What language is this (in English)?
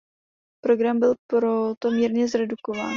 Czech